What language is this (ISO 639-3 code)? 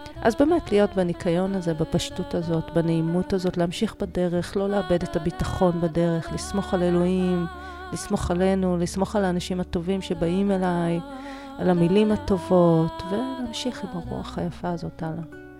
heb